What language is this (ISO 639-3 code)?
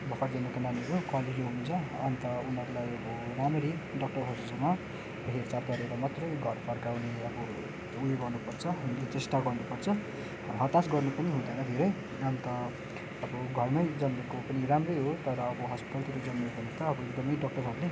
nep